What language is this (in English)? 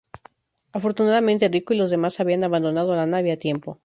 Spanish